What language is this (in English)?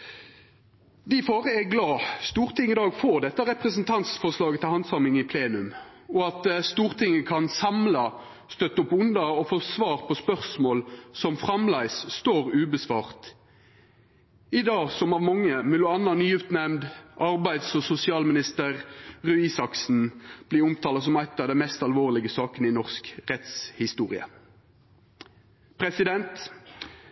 Norwegian Nynorsk